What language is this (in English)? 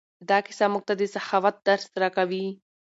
Pashto